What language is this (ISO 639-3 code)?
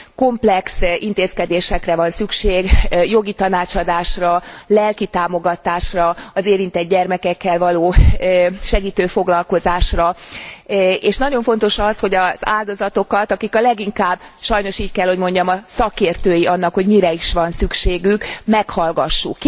hun